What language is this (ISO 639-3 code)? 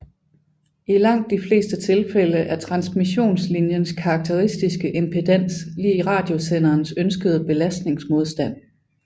dan